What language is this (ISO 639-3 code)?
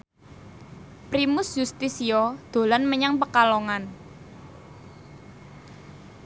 jav